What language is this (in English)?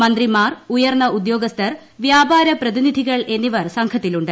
Malayalam